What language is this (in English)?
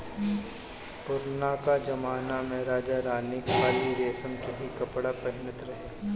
Bhojpuri